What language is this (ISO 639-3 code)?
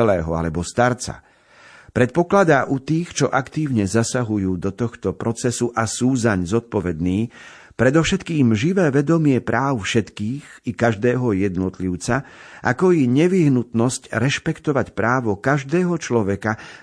slk